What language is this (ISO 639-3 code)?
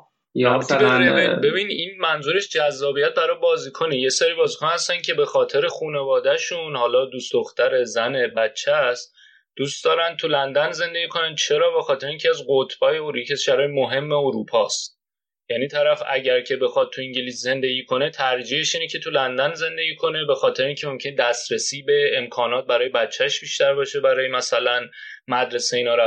fas